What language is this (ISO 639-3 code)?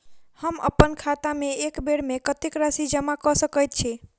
mai